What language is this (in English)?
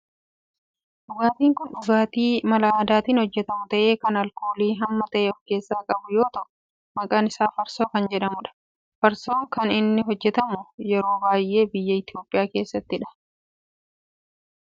Oromo